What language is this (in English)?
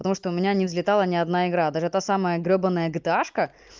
Russian